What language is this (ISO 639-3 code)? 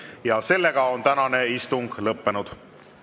est